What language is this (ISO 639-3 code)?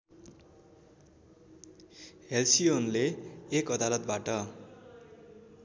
nep